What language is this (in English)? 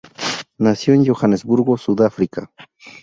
Spanish